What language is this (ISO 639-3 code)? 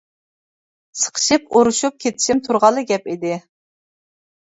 uig